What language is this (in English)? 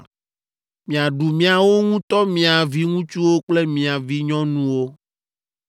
Ewe